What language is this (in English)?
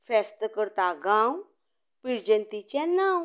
Konkani